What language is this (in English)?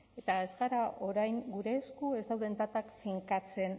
Basque